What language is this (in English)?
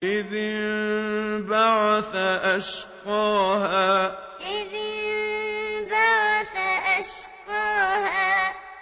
Arabic